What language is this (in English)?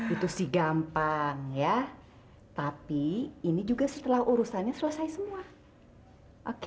Indonesian